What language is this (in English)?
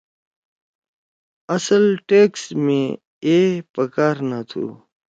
Torwali